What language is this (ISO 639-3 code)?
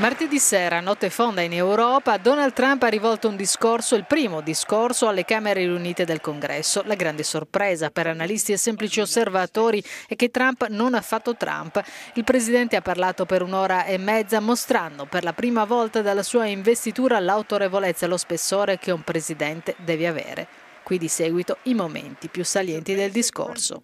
ita